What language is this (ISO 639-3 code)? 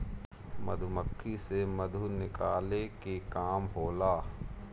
bho